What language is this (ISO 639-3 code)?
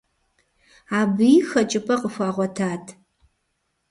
kbd